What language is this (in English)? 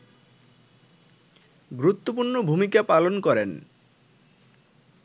Bangla